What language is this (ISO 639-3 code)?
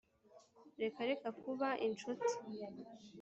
kin